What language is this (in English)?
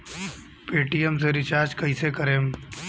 Bhojpuri